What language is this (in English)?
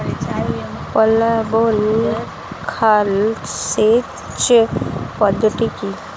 Bangla